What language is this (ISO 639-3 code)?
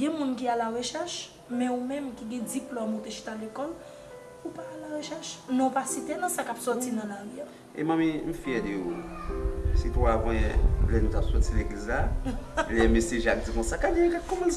fra